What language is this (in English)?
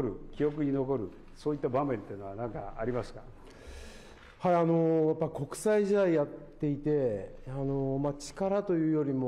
Japanese